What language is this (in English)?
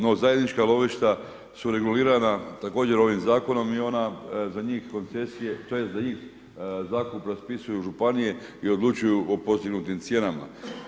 Croatian